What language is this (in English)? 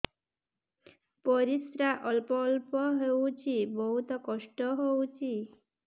Odia